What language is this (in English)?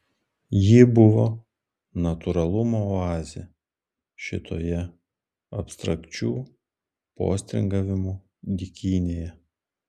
Lithuanian